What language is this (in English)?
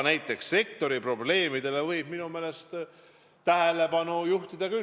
Estonian